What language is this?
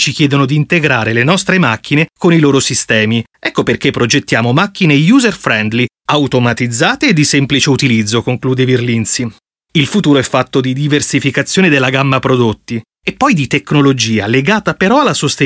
Italian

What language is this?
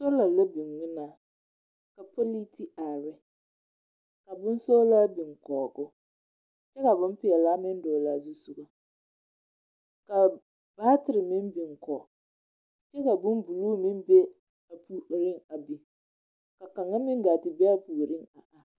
Southern Dagaare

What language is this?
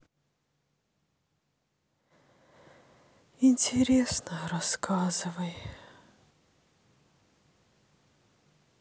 Russian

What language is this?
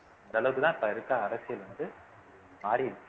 Tamil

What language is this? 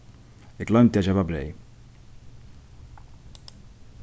Faroese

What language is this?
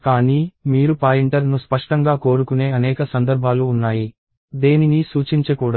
Telugu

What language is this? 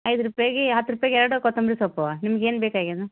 Kannada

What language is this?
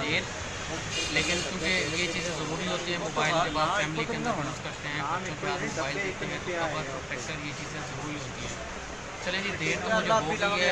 Urdu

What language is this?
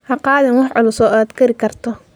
Somali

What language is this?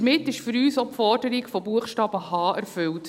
Swiss German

